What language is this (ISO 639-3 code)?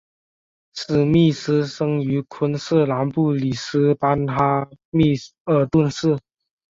zho